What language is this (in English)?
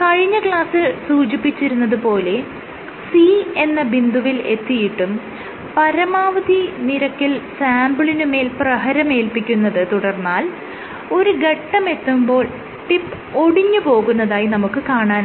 Malayalam